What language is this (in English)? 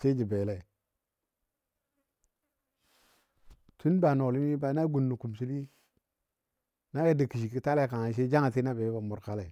Dadiya